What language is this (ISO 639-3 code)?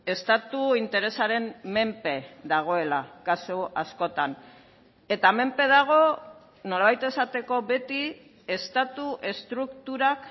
eus